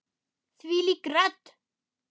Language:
Icelandic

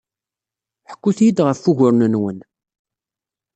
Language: Kabyle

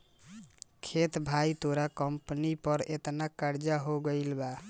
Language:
Bhojpuri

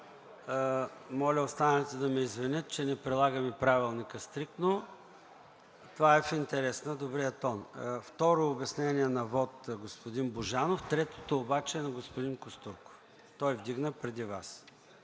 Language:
Bulgarian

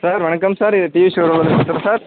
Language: Tamil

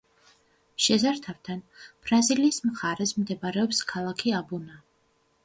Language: Georgian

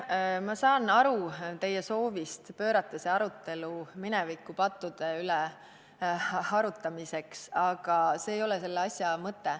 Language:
Estonian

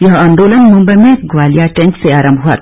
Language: Hindi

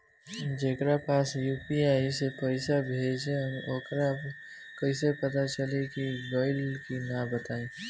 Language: Bhojpuri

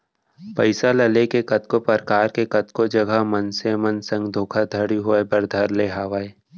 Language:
Chhattisgarhi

